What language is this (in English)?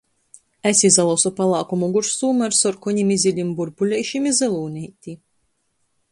Latgalian